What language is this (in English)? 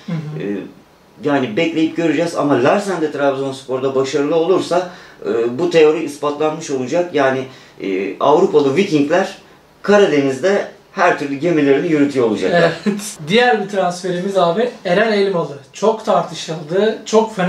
Turkish